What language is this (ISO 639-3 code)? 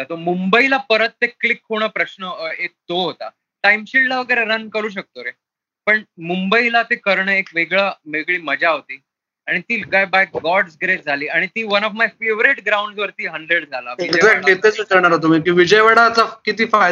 mar